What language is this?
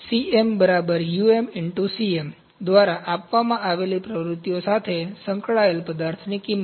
Gujarati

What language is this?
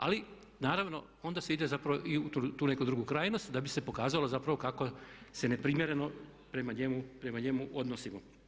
Croatian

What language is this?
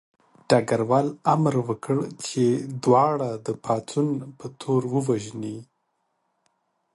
Pashto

